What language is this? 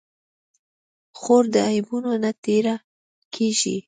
Pashto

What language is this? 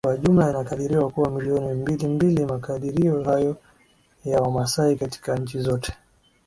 Swahili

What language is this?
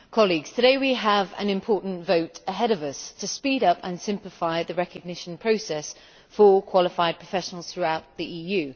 English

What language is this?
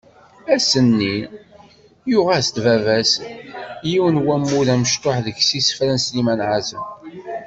Kabyle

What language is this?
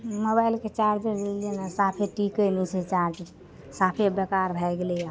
Maithili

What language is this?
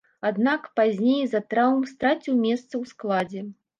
Belarusian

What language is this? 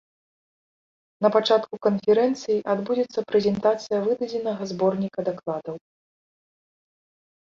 Belarusian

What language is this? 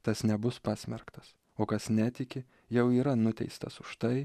Lithuanian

